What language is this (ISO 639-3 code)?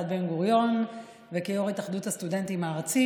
heb